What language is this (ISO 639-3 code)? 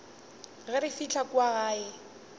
nso